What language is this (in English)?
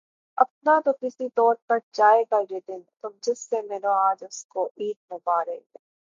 Urdu